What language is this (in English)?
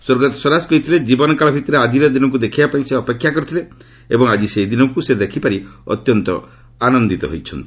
Odia